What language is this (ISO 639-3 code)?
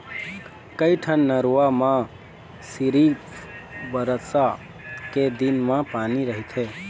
hne